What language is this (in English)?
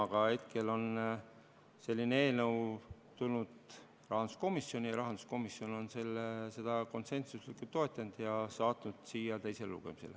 Estonian